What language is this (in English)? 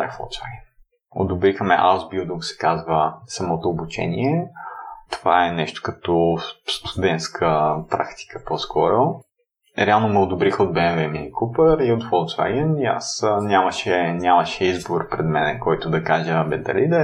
Bulgarian